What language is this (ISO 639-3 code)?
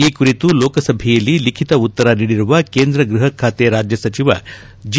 kan